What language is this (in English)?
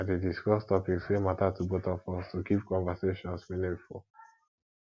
Nigerian Pidgin